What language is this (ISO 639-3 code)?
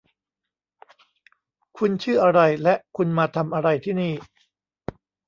tha